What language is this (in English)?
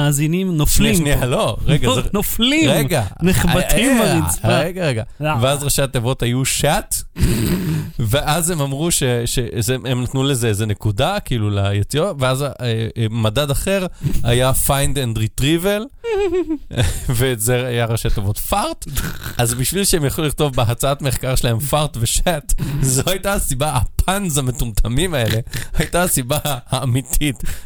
Hebrew